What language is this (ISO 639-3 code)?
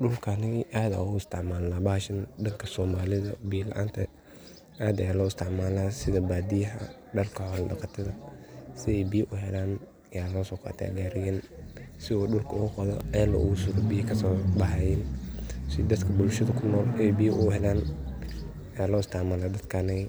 som